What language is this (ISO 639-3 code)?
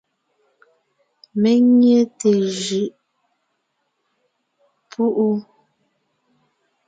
nnh